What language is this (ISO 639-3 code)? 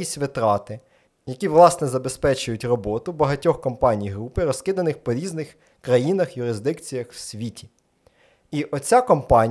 ukr